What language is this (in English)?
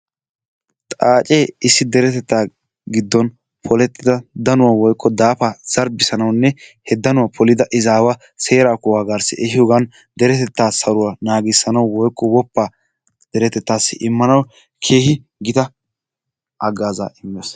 Wolaytta